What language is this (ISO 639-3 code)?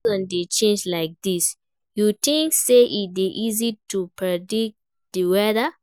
pcm